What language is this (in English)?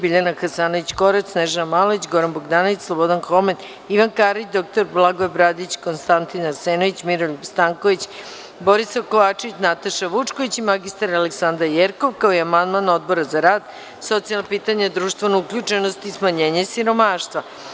Serbian